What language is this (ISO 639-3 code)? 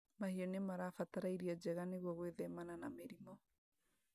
kik